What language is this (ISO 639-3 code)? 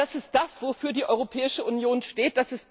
deu